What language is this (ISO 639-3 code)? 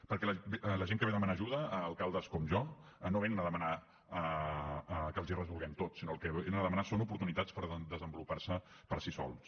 cat